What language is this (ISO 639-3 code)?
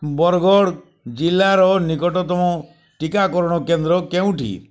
ori